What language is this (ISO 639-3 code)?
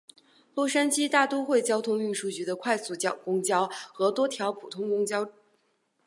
zho